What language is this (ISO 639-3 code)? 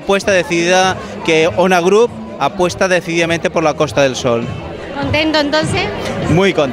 spa